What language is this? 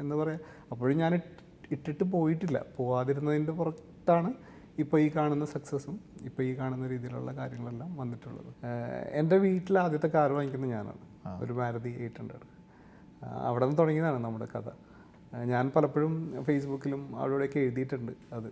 Malayalam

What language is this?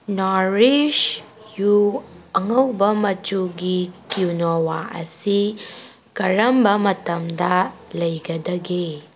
Manipuri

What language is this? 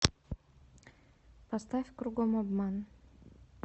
Russian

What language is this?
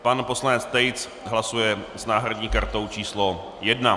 Czech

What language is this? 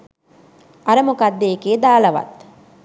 Sinhala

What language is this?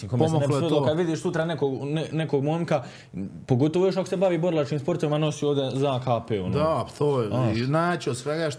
Croatian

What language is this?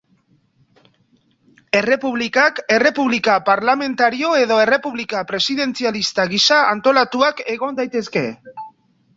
Basque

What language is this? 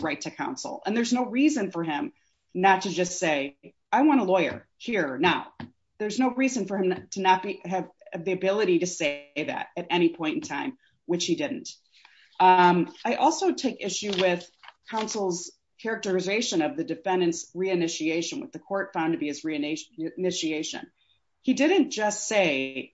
English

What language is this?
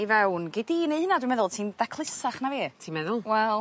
Welsh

